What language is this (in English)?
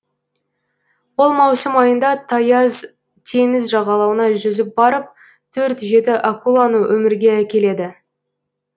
Kazakh